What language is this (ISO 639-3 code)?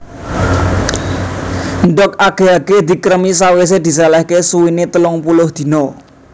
jav